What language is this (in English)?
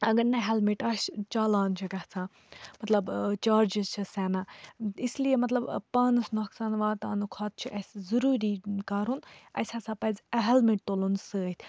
Kashmiri